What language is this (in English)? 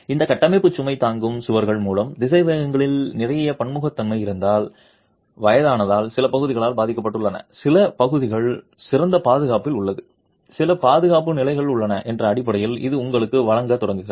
Tamil